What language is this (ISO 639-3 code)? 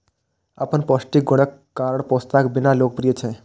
mai